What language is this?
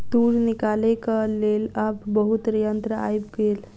Maithili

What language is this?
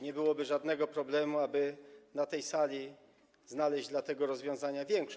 Polish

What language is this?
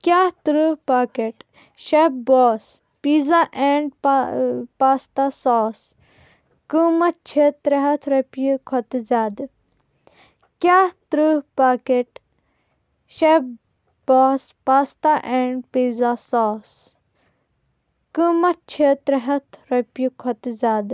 Kashmiri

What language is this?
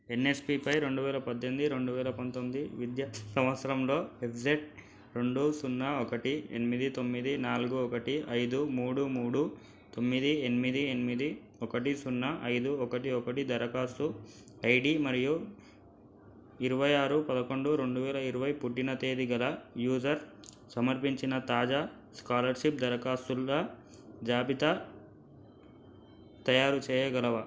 Telugu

